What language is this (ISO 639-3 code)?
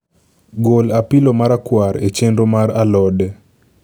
luo